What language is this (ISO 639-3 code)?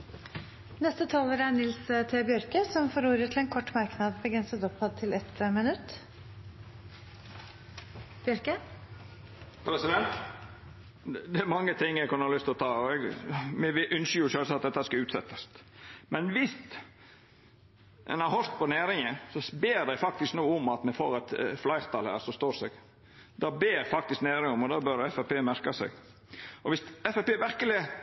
nor